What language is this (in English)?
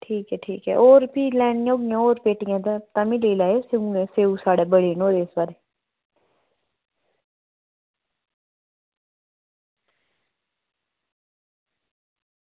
Dogri